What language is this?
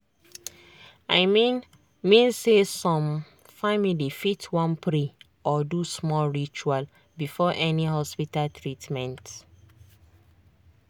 Nigerian Pidgin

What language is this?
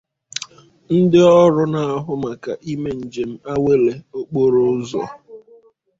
Igbo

